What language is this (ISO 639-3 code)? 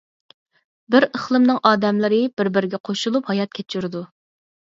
uig